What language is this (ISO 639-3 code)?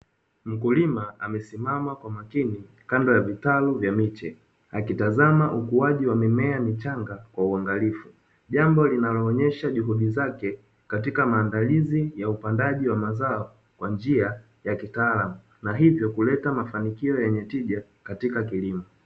swa